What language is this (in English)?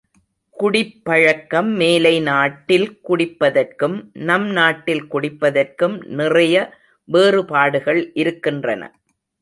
Tamil